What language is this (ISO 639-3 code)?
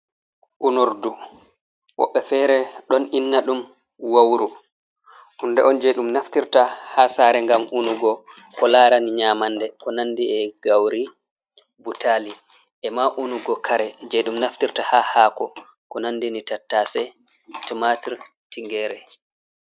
ful